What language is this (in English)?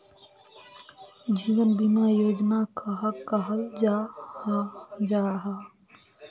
Magahi